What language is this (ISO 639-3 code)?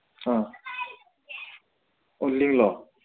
mni